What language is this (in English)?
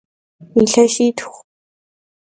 Kabardian